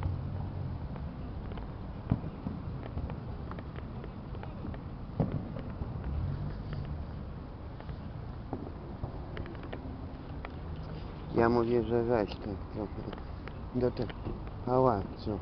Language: Polish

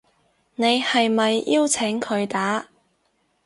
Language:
Cantonese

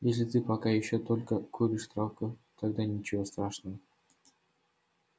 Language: Russian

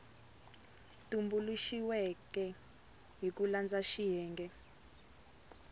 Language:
Tsonga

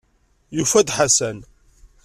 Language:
Kabyle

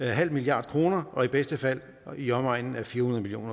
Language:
Danish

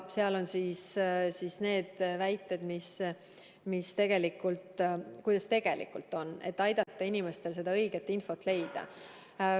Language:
Estonian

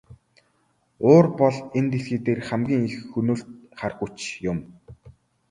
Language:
Mongolian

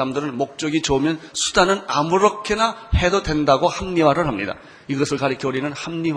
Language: Korean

